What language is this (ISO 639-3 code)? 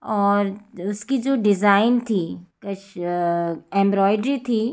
hin